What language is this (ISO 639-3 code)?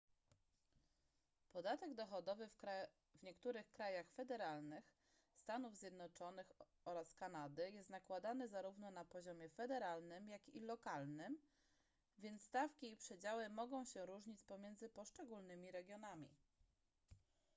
pol